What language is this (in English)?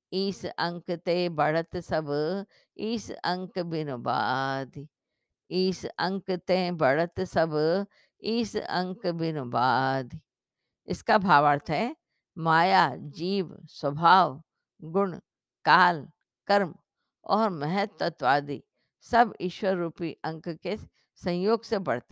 Hindi